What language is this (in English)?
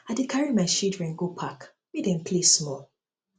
Nigerian Pidgin